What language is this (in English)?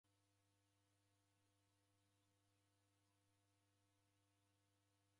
Taita